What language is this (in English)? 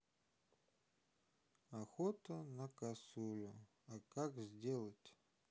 Russian